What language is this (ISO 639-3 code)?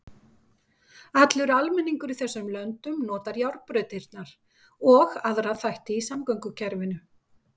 isl